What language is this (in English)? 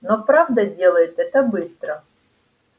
Russian